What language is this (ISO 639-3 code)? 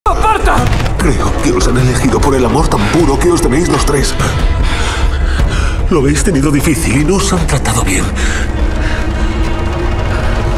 spa